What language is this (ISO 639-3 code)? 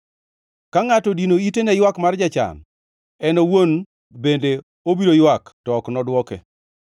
luo